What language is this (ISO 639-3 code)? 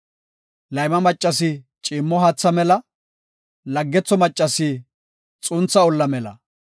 gof